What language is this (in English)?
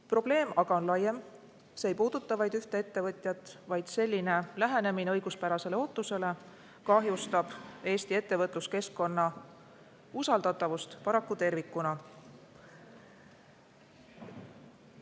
Estonian